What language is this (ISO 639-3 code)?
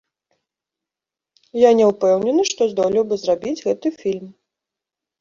bel